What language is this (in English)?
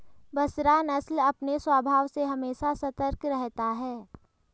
Hindi